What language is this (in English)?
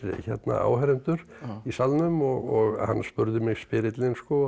Icelandic